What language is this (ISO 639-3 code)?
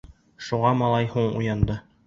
bak